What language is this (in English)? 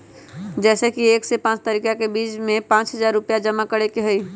Magahi